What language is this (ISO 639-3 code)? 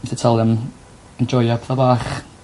cym